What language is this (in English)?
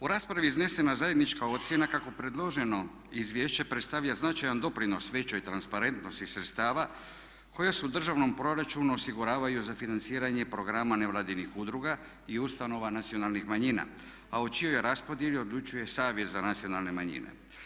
Croatian